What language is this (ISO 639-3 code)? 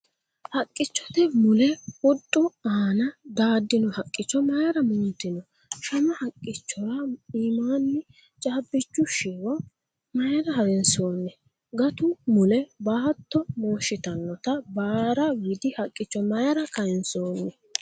sid